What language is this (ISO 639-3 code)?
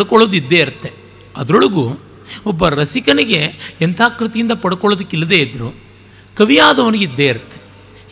kan